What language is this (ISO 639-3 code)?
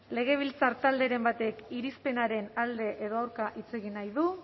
eus